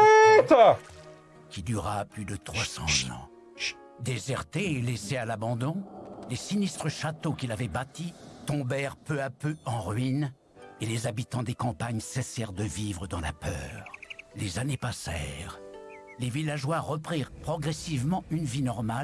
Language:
French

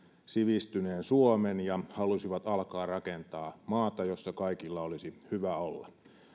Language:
Finnish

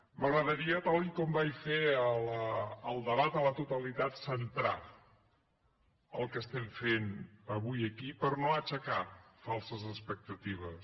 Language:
Catalan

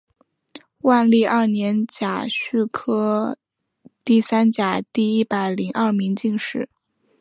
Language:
Chinese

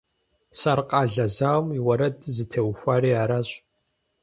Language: Kabardian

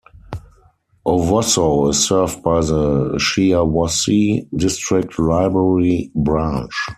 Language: English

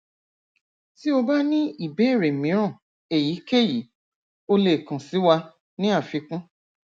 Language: Yoruba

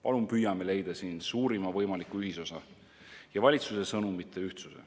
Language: Estonian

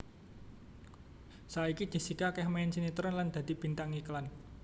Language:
Javanese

